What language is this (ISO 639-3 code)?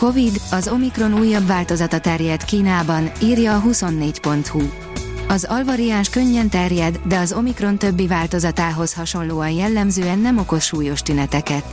hun